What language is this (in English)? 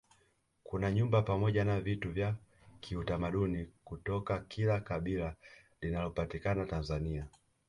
Swahili